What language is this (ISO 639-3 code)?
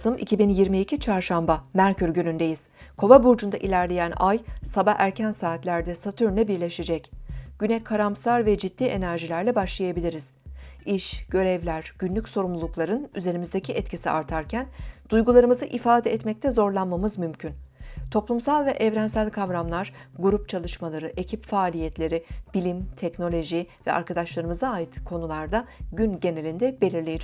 tur